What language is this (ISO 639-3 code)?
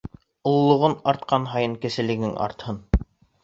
bak